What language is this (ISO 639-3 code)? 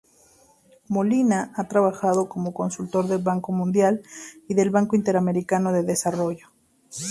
spa